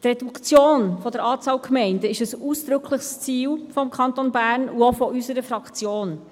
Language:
Swiss German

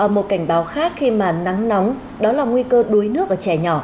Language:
Vietnamese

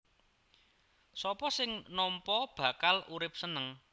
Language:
Javanese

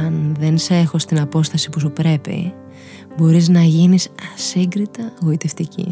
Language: Greek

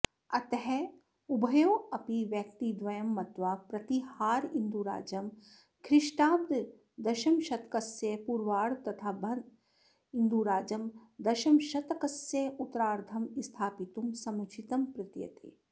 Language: Sanskrit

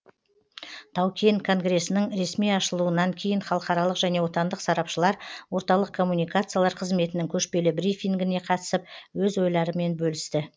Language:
Kazakh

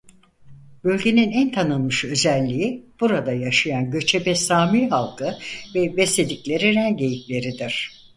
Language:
Turkish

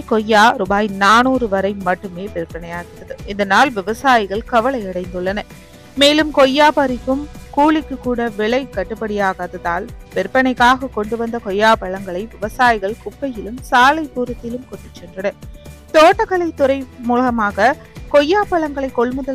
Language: Arabic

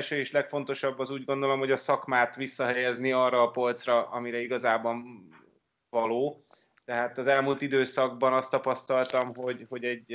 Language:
Hungarian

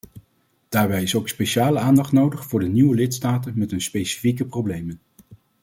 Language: Dutch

